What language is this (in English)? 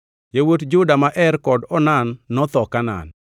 Luo (Kenya and Tanzania)